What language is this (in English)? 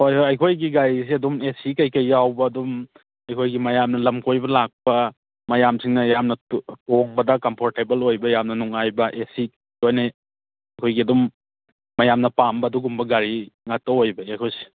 Manipuri